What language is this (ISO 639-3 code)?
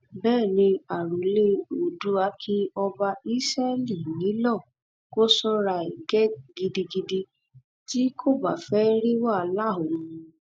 yor